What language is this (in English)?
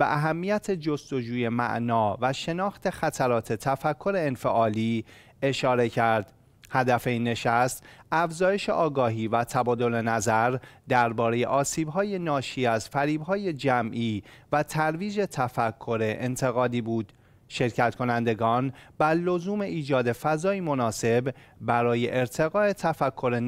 Persian